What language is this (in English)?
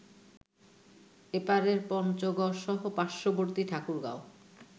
Bangla